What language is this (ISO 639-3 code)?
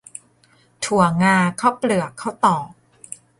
tha